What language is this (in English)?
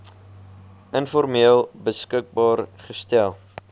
Afrikaans